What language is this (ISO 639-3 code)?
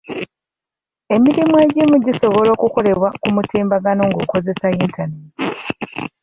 lug